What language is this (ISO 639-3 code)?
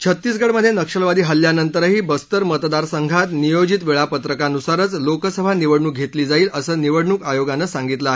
mar